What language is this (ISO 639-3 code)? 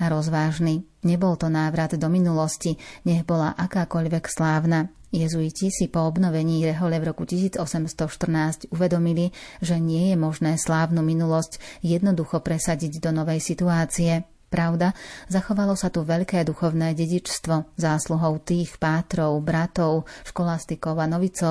slk